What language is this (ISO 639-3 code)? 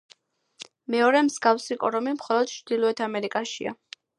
kat